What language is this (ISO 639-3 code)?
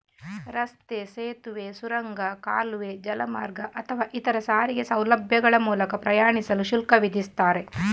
kan